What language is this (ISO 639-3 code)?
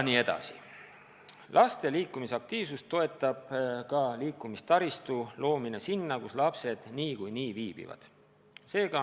est